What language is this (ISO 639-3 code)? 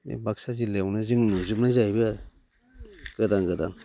brx